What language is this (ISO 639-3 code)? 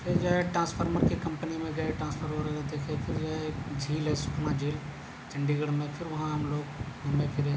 urd